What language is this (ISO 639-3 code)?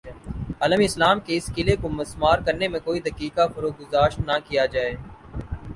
urd